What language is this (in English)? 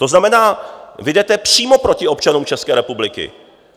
Czech